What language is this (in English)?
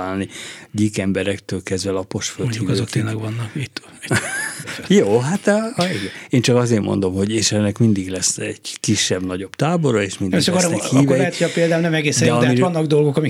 Hungarian